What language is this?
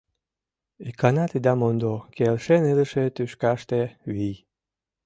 Mari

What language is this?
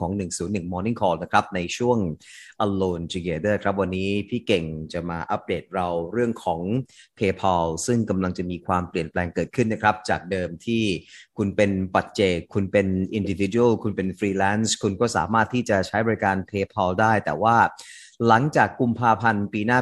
Thai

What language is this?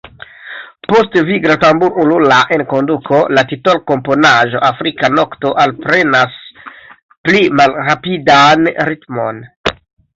Esperanto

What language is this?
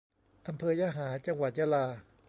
Thai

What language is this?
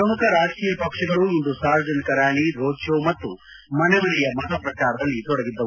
Kannada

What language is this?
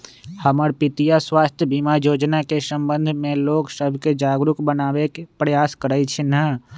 Magahi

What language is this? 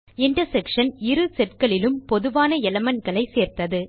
Tamil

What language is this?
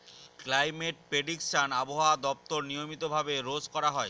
Bangla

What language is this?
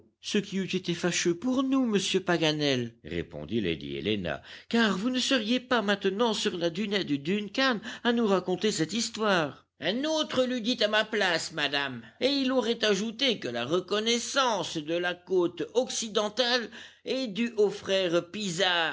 French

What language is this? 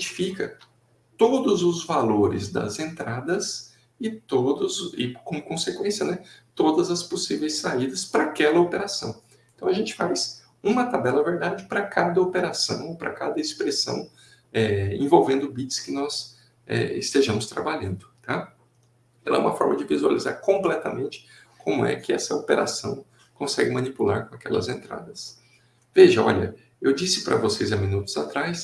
Portuguese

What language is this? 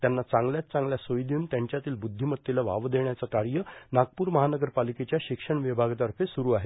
Marathi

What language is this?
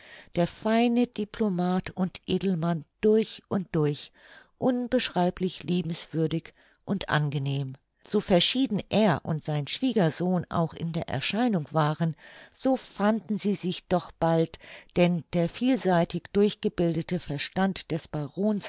German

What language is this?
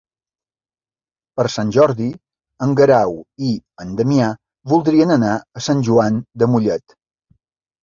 Catalan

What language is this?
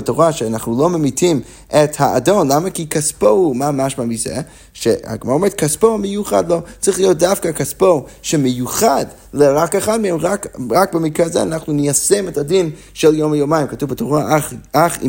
Hebrew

